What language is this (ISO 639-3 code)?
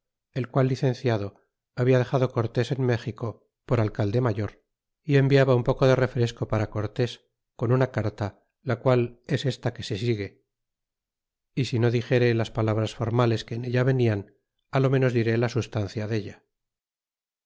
spa